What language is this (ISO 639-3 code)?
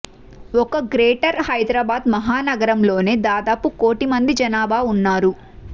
tel